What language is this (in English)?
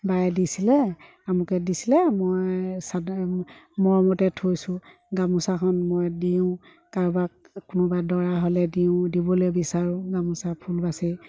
Assamese